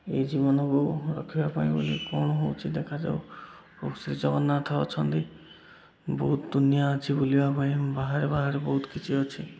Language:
Odia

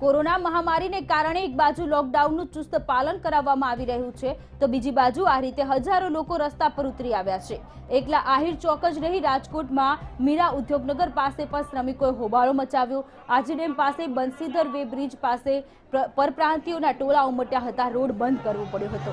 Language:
Hindi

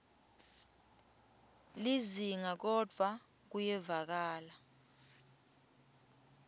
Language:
Swati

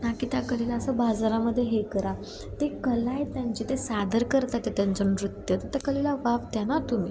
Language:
Marathi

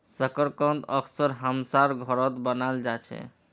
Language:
Magahi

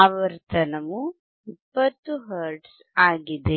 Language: Kannada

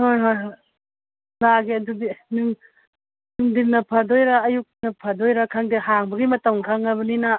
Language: Manipuri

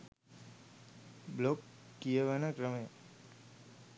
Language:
Sinhala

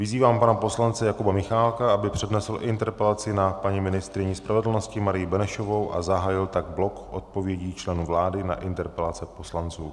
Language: Czech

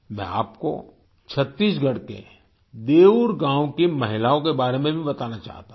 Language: Hindi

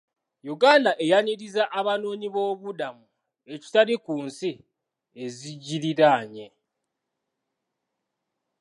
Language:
Ganda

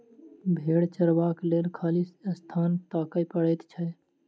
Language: Maithili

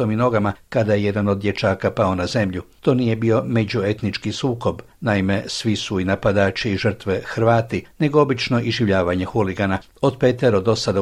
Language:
Croatian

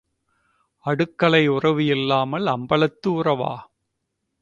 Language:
Tamil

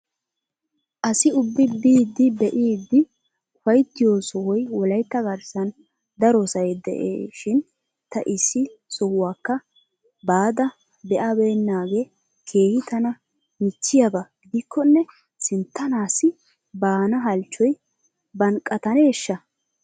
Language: Wolaytta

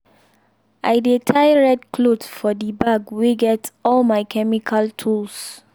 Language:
Nigerian Pidgin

